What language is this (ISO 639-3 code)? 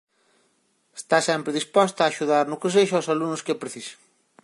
glg